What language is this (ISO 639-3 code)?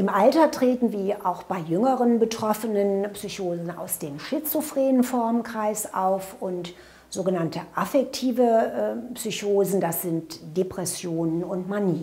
deu